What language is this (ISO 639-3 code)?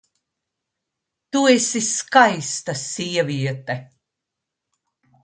lav